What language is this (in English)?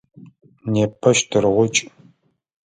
Adyghe